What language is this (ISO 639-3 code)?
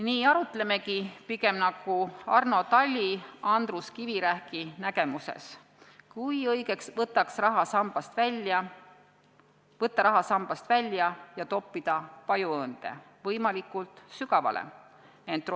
est